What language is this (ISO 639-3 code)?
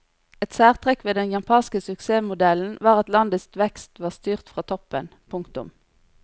nor